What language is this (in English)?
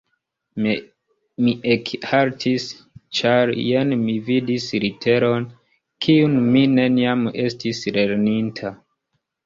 Esperanto